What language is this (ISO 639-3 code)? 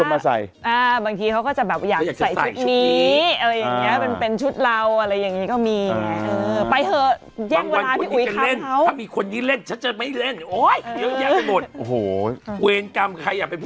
tha